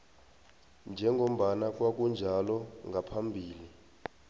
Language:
South Ndebele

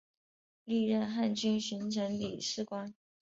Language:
Chinese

